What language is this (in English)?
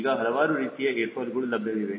Kannada